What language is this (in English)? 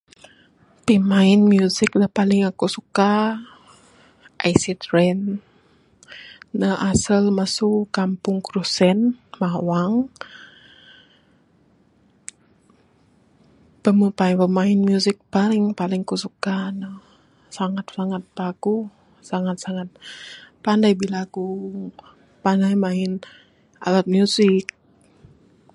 Bukar-Sadung Bidayuh